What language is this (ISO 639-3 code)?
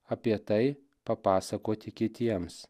lit